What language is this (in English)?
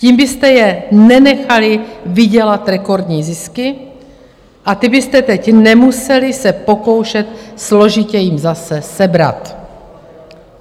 Czech